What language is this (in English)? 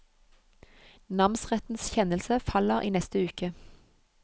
Norwegian